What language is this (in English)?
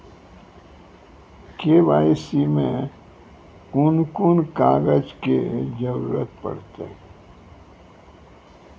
Maithili